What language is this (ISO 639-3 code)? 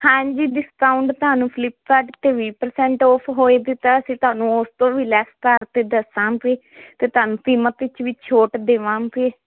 pan